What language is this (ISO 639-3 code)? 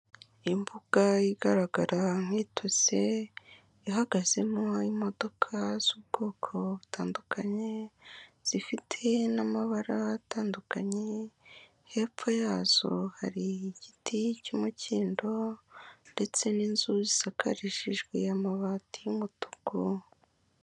kin